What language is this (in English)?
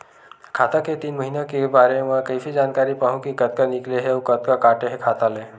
Chhattisgarhi